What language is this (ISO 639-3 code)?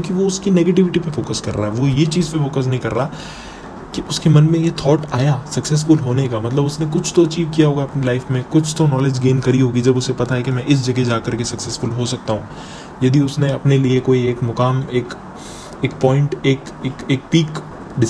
hin